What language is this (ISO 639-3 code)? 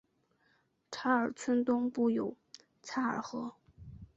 zho